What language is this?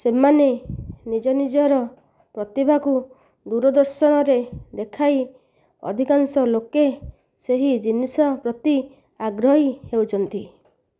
Odia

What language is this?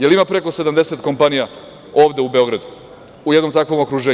Serbian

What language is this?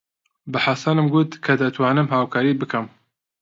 Central Kurdish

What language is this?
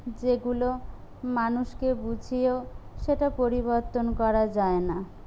Bangla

